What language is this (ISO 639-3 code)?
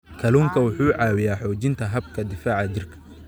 som